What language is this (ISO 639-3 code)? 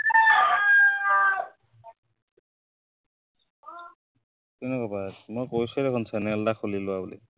asm